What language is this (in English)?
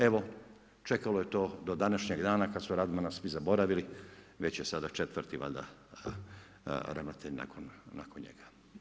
Croatian